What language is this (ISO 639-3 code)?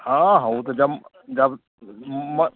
mai